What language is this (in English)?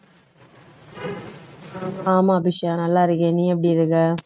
Tamil